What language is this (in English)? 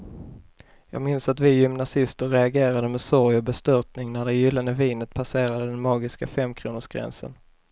Swedish